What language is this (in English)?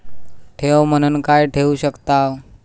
Marathi